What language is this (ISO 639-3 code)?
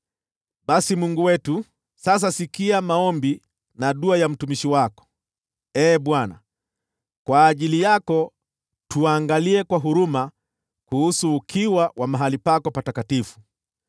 swa